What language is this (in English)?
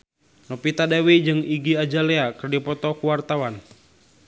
Sundanese